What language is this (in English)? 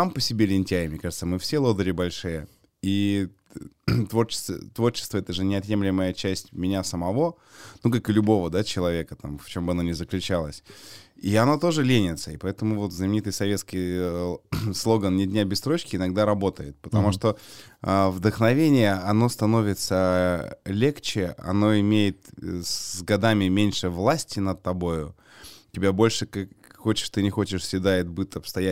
Russian